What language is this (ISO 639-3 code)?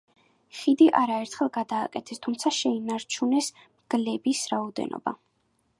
kat